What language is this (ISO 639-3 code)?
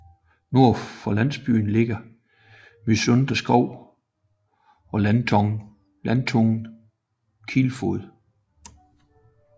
dan